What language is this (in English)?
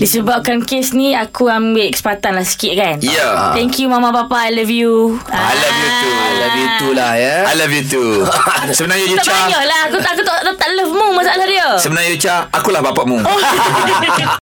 Malay